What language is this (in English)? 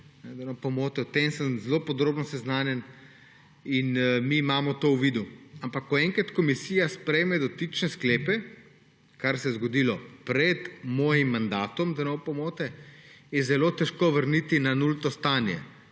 Slovenian